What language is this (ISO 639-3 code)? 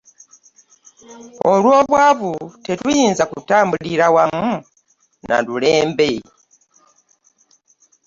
lug